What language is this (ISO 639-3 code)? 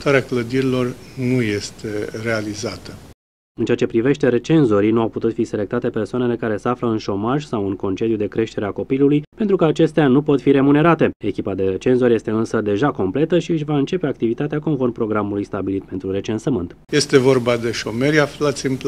ron